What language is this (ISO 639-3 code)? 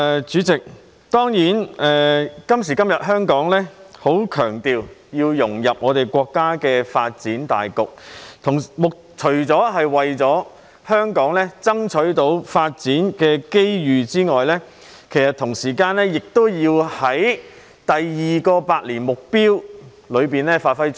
yue